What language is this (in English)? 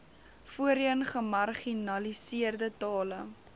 Afrikaans